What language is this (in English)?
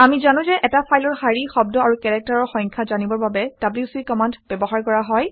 Assamese